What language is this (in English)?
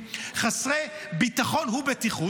Hebrew